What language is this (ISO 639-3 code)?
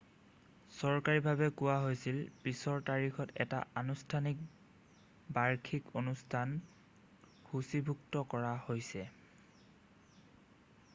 asm